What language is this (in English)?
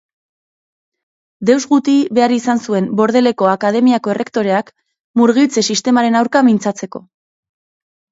Basque